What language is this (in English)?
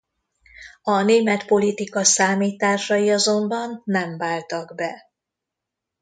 Hungarian